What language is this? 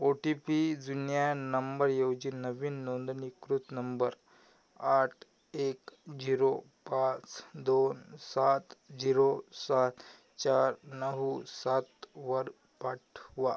Marathi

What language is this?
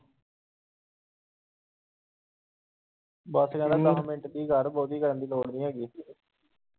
Punjabi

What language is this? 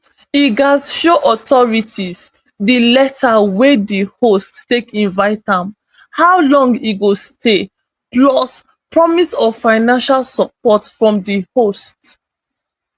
Nigerian Pidgin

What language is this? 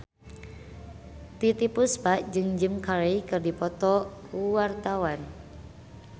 Sundanese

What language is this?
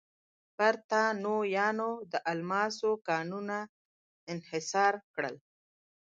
Pashto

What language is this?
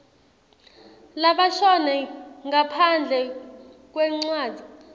Swati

